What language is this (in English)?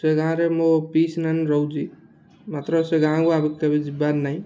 Odia